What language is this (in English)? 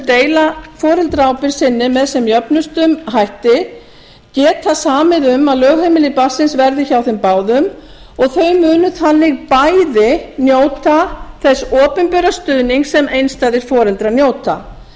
Icelandic